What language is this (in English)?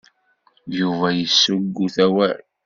Kabyle